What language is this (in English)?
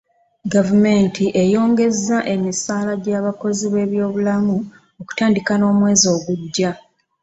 Ganda